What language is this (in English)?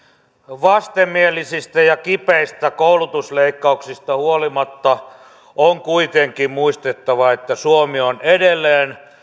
Finnish